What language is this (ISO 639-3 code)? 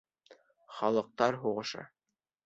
bak